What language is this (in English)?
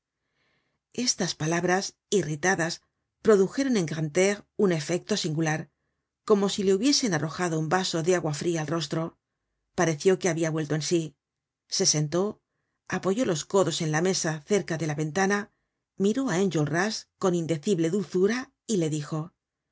Spanish